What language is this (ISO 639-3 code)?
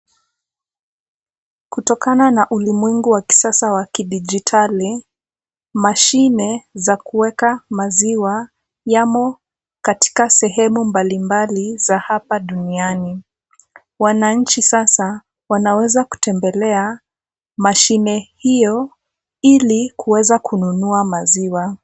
swa